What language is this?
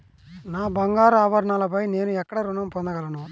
Telugu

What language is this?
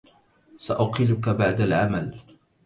Arabic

